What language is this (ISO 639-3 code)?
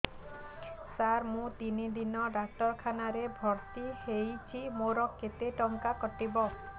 ori